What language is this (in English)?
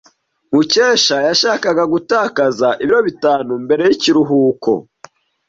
Kinyarwanda